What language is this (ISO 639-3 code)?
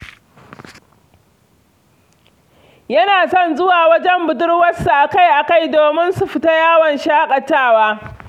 hau